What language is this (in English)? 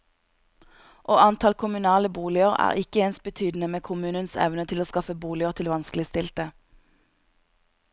Norwegian